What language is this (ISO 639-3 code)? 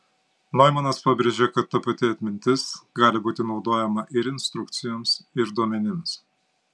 lit